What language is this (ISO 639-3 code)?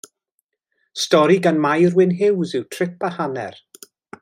cym